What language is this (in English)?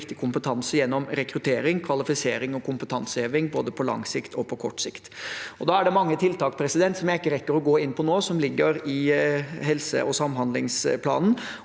Norwegian